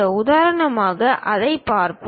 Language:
Tamil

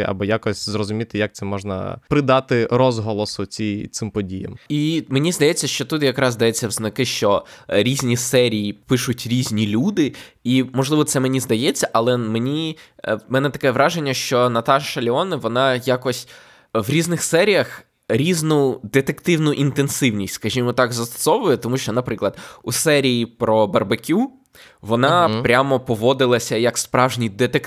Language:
Ukrainian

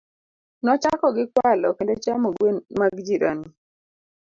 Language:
Luo (Kenya and Tanzania)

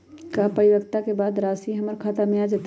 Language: Magahi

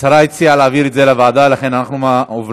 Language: Hebrew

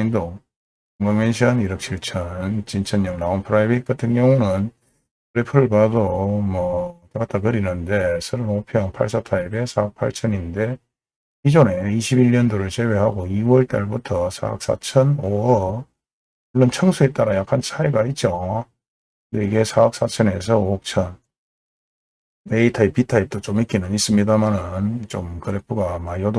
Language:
Korean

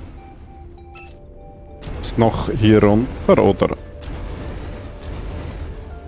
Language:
German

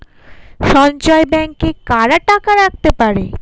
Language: Bangla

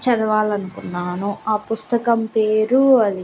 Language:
Telugu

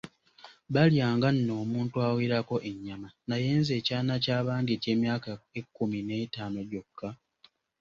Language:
Ganda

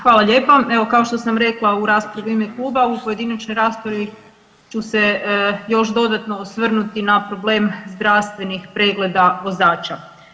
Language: Croatian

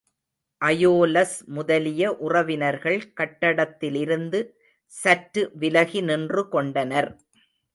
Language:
Tamil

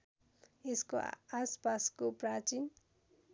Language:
Nepali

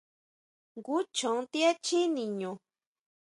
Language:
Huautla Mazatec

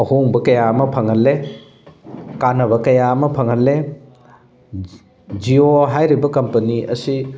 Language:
Manipuri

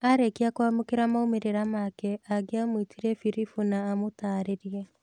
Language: Kikuyu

